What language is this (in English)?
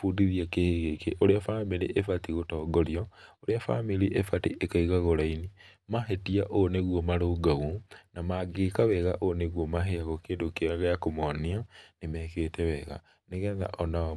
Kikuyu